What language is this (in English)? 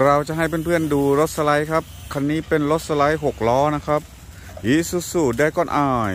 Thai